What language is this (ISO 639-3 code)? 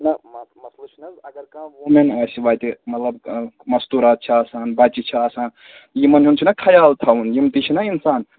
kas